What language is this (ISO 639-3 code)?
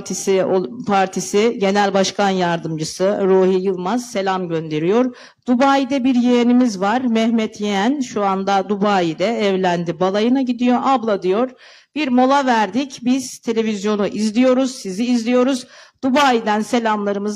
tur